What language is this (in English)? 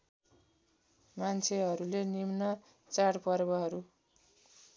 Nepali